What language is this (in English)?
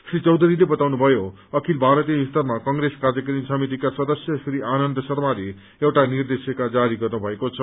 Nepali